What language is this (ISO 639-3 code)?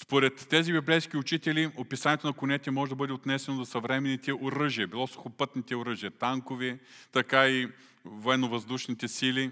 bul